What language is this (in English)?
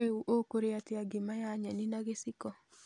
Kikuyu